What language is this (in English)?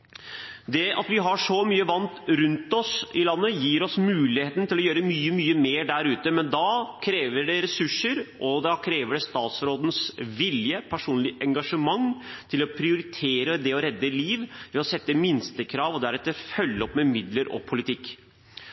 Norwegian Bokmål